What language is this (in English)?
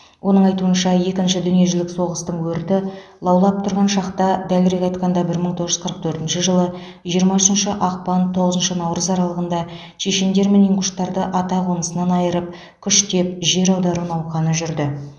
Kazakh